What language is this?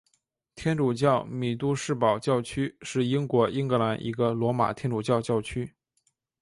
Chinese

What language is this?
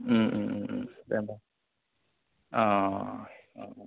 Bodo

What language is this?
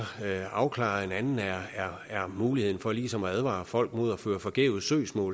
Danish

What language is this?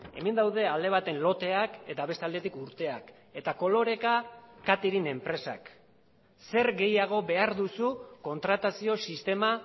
Basque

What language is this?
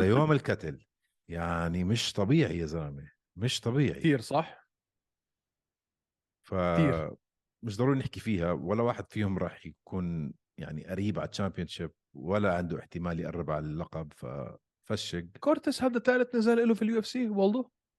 Arabic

